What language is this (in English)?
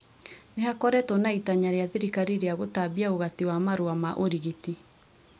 Kikuyu